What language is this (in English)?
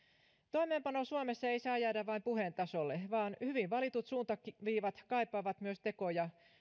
Finnish